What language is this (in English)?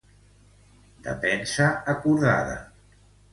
Catalan